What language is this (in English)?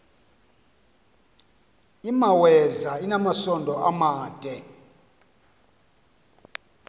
Xhosa